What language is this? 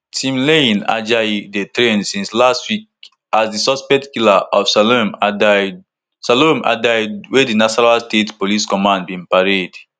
Nigerian Pidgin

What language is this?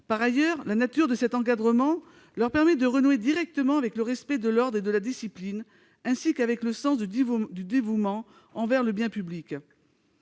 French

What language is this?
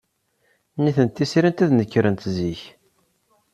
Kabyle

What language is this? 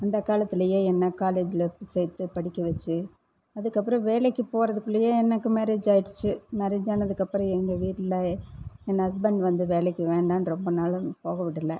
Tamil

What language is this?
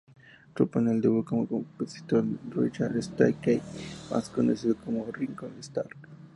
Spanish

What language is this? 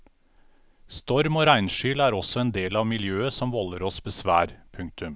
Norwegian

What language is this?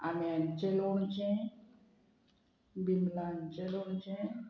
Konkani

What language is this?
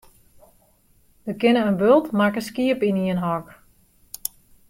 Western Frisian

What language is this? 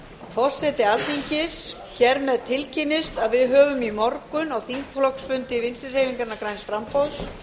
Icelandic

